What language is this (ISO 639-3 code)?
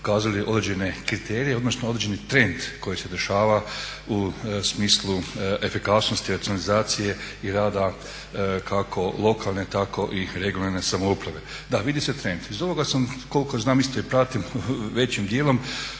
hrv